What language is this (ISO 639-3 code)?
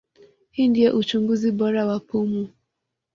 swa